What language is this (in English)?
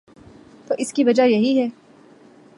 Urdu